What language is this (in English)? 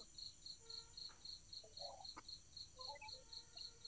Kannada